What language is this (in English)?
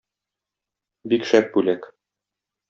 Tatar